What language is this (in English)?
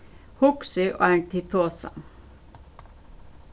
Faroese